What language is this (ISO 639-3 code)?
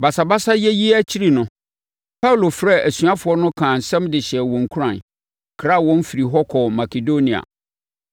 aka